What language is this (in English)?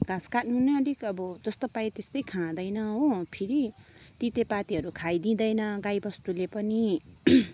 Nepali